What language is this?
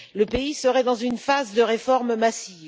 French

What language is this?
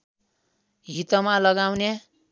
Nepali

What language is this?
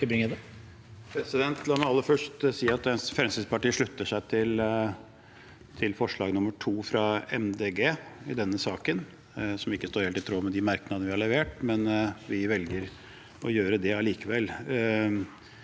Norwegian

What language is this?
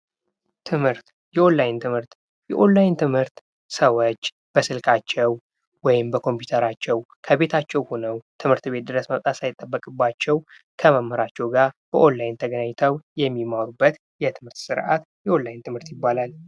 Amharic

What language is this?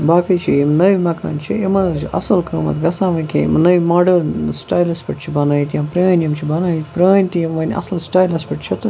Kashmiri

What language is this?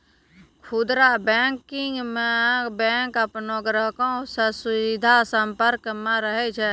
Maithili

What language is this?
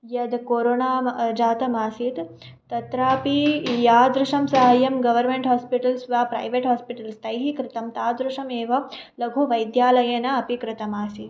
Sanskrit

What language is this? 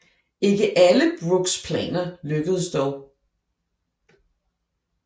Danish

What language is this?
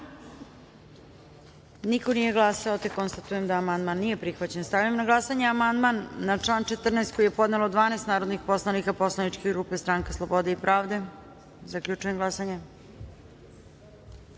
Serbian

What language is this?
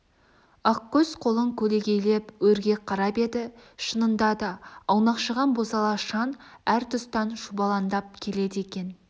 Kazakh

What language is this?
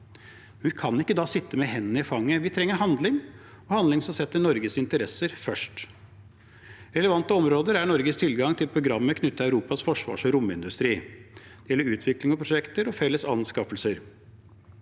Norwegian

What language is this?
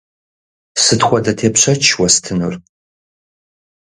Kabardian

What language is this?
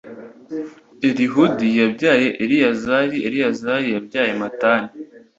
Kinyarwanda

